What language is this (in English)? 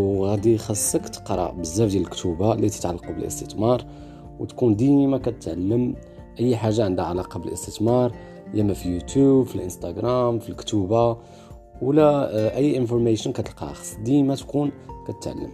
Arabic